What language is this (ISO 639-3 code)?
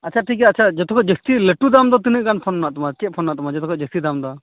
sat